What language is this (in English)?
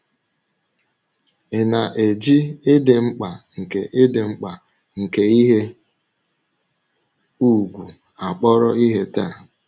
Igbo